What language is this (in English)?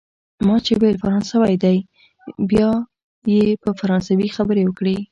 Pashto